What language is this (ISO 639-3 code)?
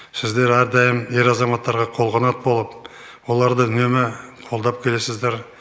kaz